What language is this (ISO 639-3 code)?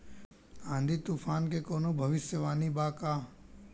bho